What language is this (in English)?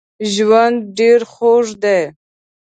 Pashto